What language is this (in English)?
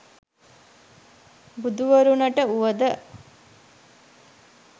Sinhala